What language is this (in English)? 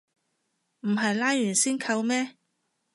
Cantonese